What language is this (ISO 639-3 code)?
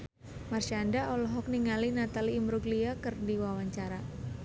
sun